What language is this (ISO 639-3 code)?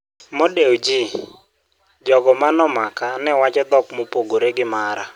luo